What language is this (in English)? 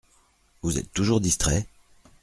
French